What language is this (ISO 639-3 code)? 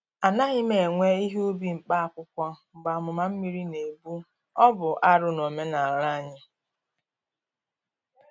ibo